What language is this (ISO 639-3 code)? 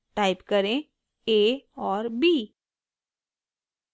hin